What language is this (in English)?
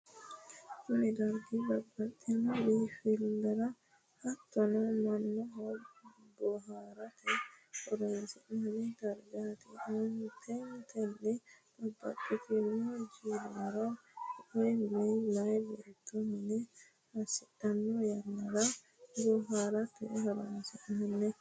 Sidamo